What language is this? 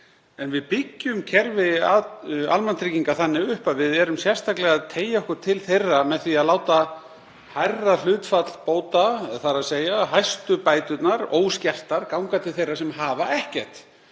Icelandic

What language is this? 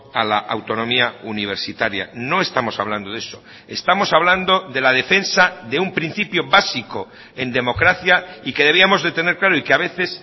Spanish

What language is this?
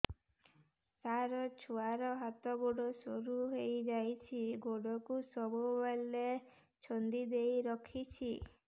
Odia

